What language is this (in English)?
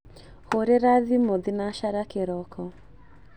Kikuyu